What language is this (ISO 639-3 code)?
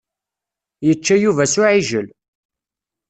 kab